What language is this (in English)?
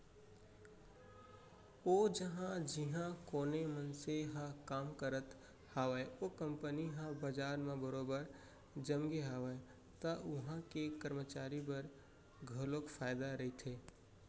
Chhattisgarhi